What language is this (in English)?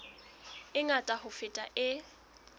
Southern Sotho